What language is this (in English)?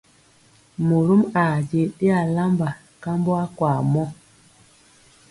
Mpiemo